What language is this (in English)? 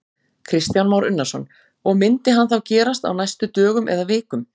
Icelandic